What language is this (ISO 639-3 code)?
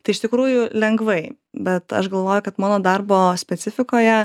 lit